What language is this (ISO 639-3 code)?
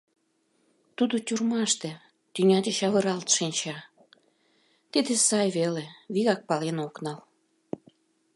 chm